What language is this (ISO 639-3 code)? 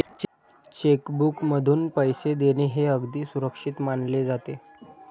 mar